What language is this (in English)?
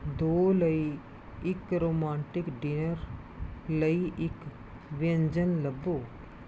Punjabi